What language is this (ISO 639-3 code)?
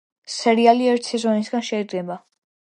kat